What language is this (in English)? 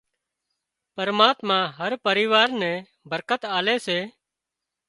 Wadiyara Koli